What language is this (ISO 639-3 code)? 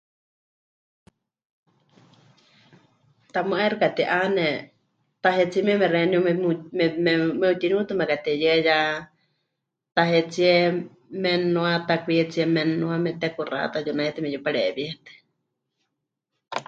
hch